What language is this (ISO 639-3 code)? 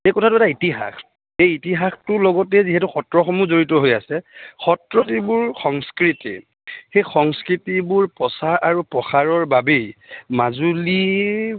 asm